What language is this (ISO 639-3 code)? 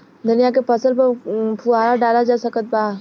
bho